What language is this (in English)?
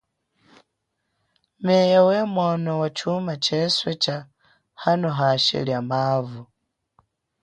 Chokwe